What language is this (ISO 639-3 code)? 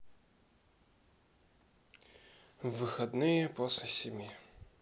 rus